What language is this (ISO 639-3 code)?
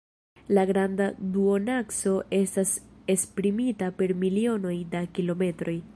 epo